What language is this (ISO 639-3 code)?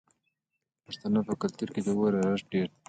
pus